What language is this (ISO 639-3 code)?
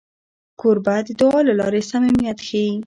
pus